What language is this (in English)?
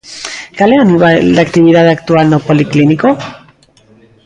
Galician